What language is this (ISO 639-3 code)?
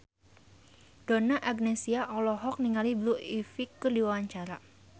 sun